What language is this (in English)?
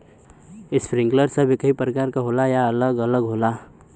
Bhojpuri